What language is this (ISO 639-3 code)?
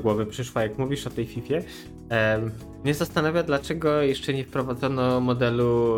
pol